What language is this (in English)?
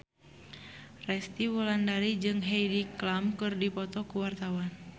Sundanese